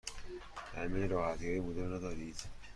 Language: Persian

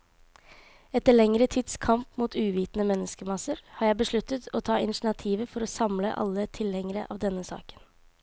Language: Norwegian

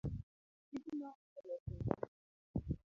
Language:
Luo (Kenya and Tanzania)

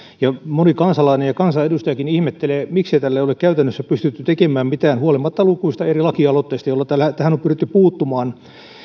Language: Finnish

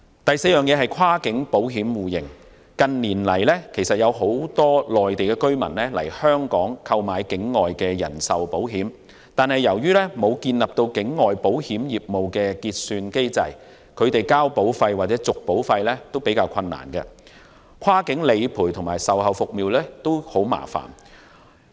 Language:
Cantonese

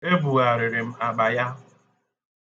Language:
Igbo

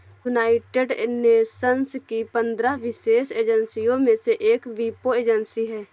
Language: Hindi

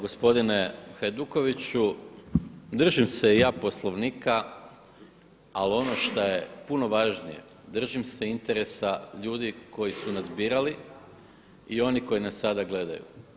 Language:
Croatian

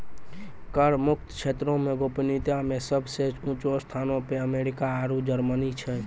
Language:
Maithili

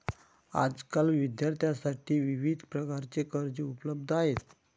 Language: Marathi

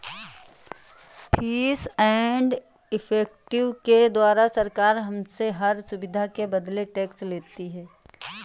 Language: Hindi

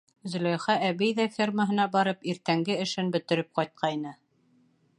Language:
Bashkir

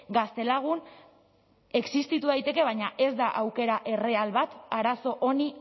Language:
Basque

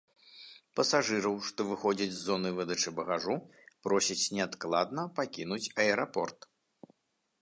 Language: Belarusian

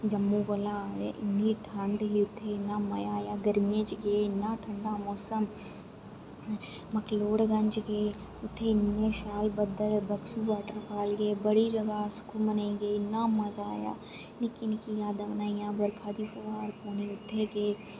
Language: Dogri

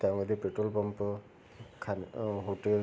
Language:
Marathi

